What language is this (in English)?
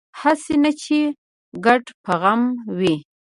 Pashto